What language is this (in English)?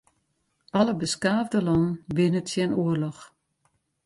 Western Frisian